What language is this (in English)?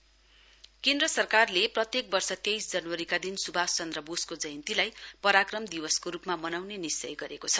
Nepali